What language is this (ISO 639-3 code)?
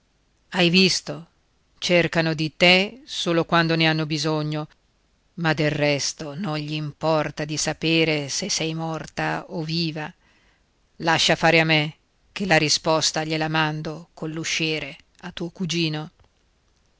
ita